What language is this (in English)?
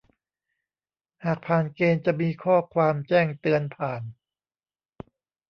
Thai